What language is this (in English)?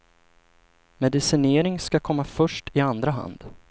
Swedish